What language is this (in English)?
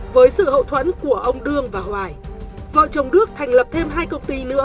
Vietnamese